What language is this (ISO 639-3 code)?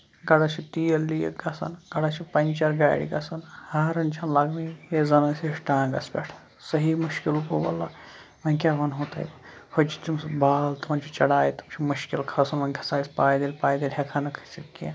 kas